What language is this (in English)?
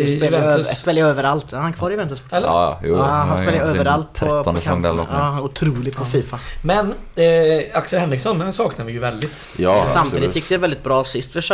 Swedish